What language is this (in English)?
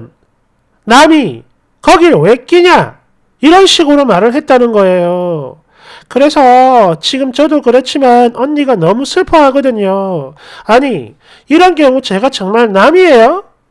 Korean